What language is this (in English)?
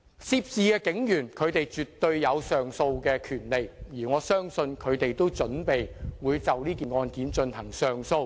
Cantonese